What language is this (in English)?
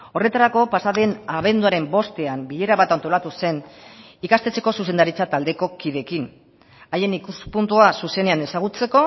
Basque